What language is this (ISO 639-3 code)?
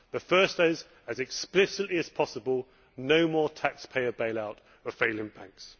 eng